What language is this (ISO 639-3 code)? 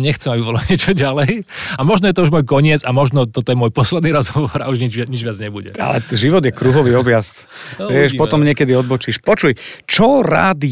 slk